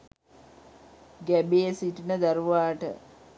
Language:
Sinhala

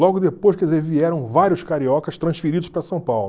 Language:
Portuguese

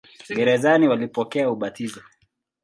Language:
Swahili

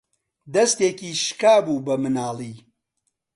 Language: Central Kurdish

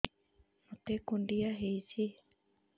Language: Odia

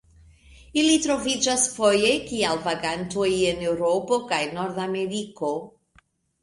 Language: Esperanto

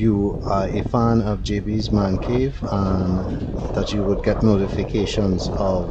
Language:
English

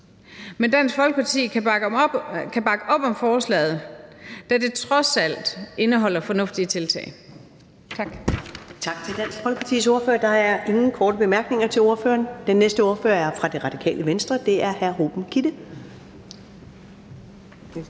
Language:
Danish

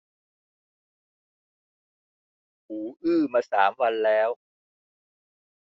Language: Thai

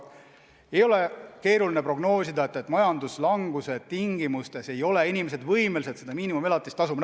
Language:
Estonian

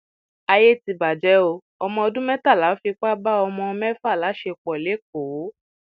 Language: Yoruba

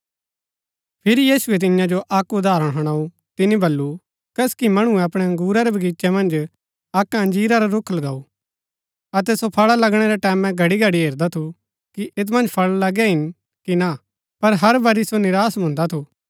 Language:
Gaddi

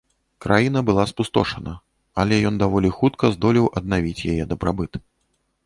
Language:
Belarusian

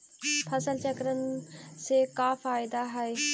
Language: Magahi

